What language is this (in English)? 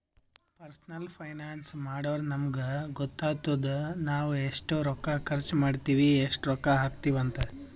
Kannada